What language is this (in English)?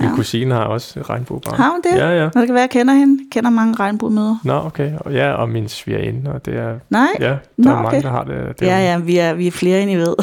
Danish